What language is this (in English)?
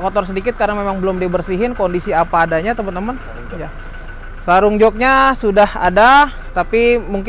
Indonesian